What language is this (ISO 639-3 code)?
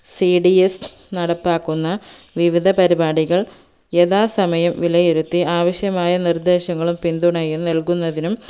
mal